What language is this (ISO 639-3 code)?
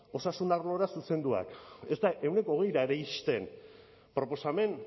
eus